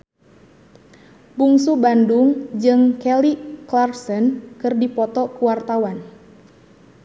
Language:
Sundanese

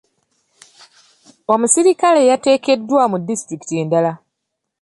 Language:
Ganda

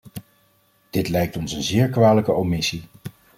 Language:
Dutch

